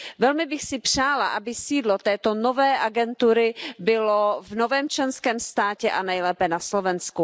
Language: Czech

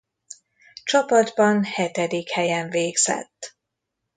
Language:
Hungarian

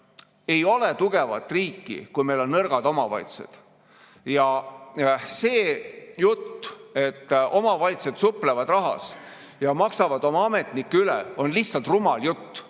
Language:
Estonian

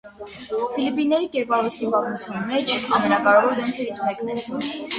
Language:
Armenian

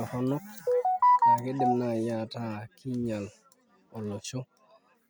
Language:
Masai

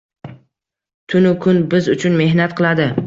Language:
Uzbek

